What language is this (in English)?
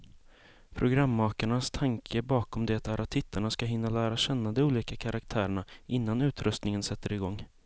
Swedish